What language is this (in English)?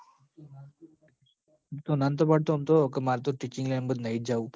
Gujarati